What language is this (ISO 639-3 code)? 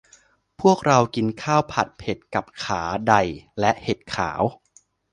tha